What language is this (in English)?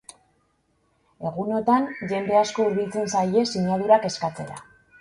Basque